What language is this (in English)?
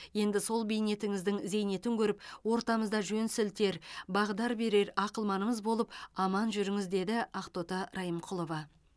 Kazakh